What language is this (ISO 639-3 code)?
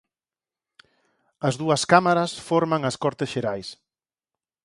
glg